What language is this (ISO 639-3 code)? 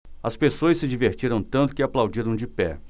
por